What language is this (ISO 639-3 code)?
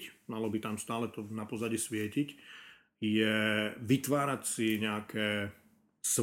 slk